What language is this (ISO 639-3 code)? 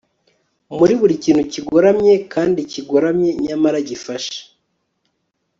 kin